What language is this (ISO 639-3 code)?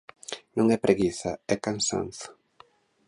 glg